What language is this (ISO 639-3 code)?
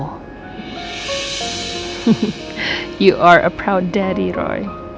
ind